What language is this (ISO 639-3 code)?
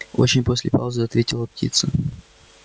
rus